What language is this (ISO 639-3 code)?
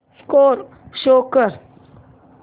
mar